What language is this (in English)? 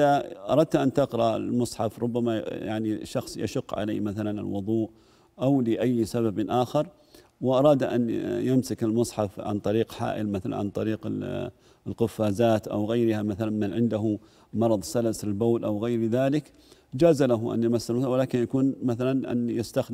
Arabic